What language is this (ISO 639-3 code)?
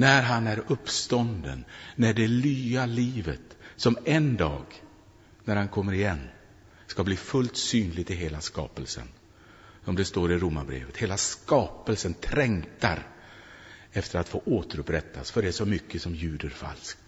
swe